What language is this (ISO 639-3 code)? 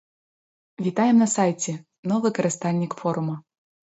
bel